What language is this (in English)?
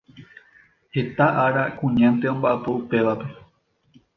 Guarani